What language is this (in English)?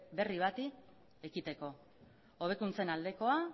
Basque